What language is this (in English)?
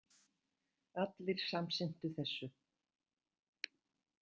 Icelandic